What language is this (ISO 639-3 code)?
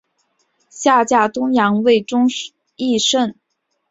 zho